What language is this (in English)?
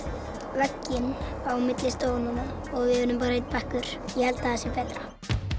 Icelandic